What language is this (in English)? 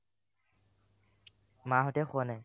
Assamese